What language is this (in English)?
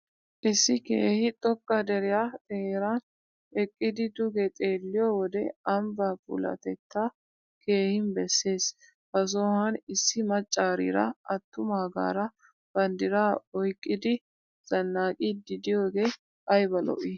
Wolaytta